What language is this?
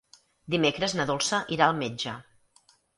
Catalan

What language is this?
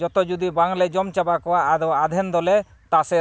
Santali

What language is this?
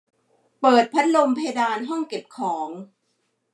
Thai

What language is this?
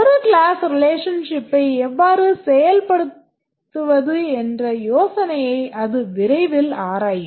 Tamil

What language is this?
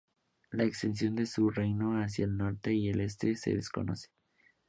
Spanish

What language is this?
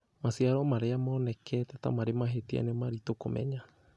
Kikuyu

